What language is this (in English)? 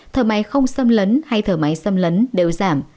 Vietnamese